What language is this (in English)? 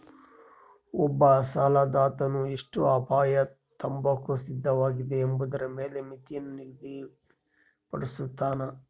Kannada